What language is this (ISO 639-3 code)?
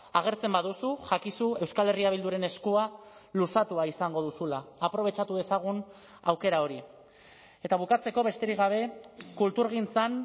eus